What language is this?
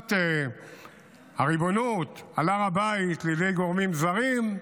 Hebrew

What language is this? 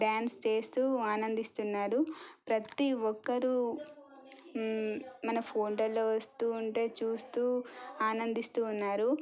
Telugu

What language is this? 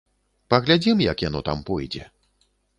Belarusian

